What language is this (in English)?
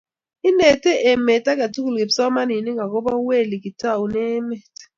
Kalenjin